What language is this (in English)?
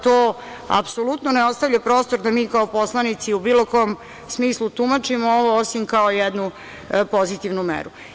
Serbian